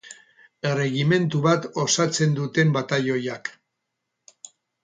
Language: Basque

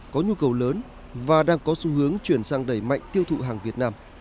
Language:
Vietnamese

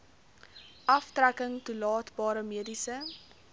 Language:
Afrikaans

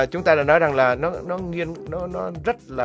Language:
Vietnamese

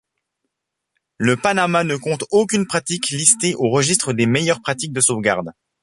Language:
French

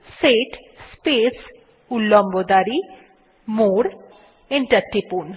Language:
Bangla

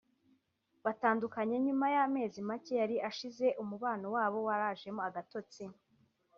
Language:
Kinyarwanda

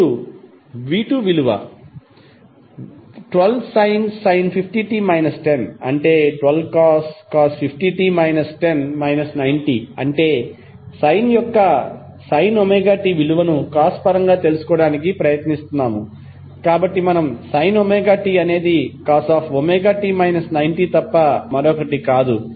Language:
Telugu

